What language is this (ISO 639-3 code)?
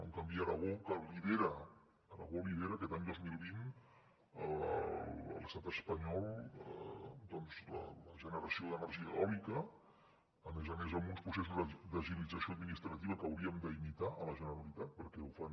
cat